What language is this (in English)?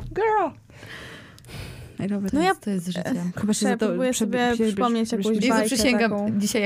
Polish